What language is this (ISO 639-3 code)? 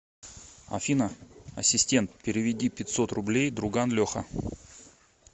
rus